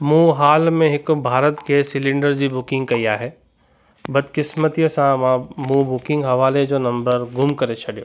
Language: Sindhi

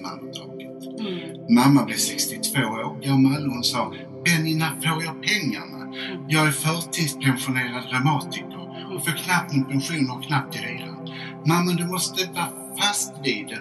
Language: Swedish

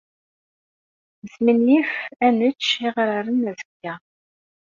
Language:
Kabyle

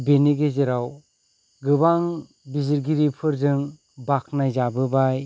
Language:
Bodo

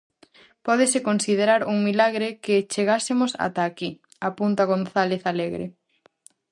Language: Galician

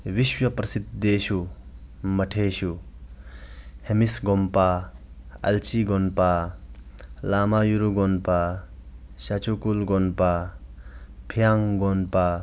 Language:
Sanskrit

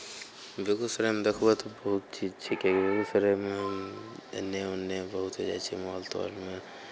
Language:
Maithili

